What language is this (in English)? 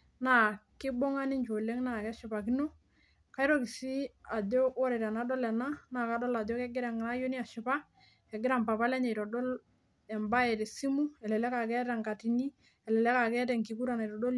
Masai